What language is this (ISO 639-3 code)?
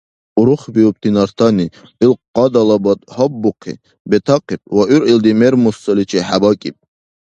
dar